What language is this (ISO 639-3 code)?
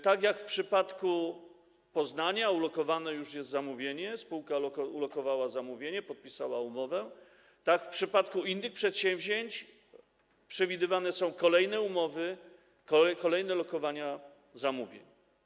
pol